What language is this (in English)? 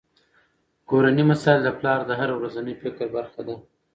Pashto